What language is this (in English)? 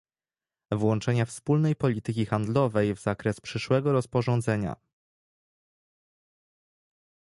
Polish